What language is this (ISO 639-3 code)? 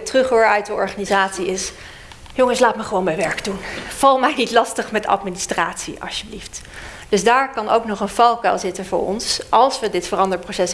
nld